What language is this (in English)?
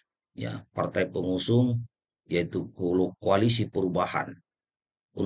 Indonesian